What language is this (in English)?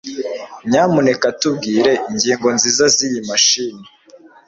Kinyarwanda